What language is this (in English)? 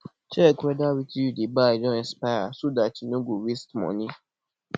Nigerian Pidgin